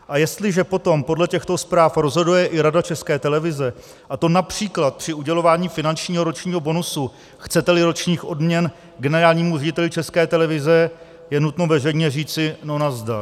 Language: Czech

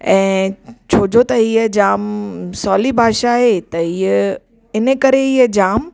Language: Sindhi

